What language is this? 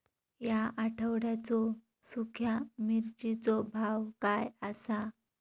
Marathi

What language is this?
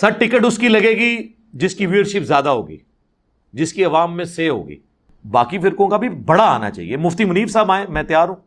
Urdu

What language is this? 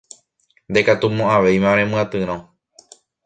Guarani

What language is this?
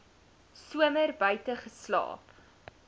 Afrikaans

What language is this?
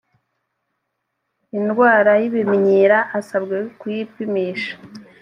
Kinyarwanda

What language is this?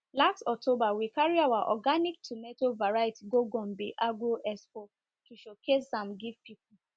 Nigerian Pidgin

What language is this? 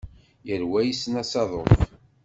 Kabyle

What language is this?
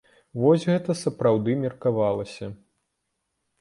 Belarusian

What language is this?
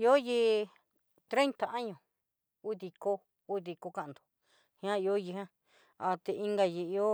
Southeastern Nochixtlán Mixtec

